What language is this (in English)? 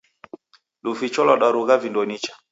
Taita